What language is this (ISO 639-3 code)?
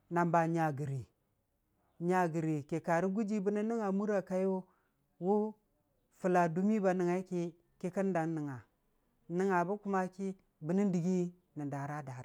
cfa